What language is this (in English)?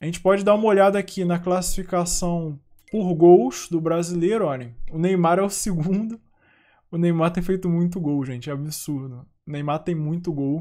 Portuguese